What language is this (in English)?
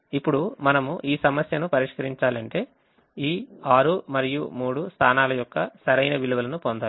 Telugu